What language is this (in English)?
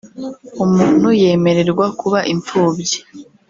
Kinyarwanda